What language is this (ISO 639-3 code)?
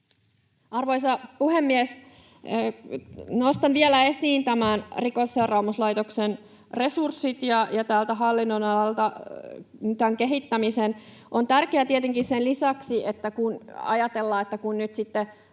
fin